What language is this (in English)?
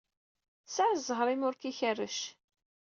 Kabyle